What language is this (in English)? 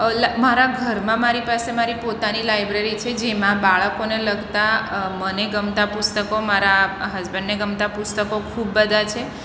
Gujarati